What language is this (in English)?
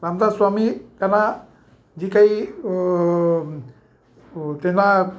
Marathi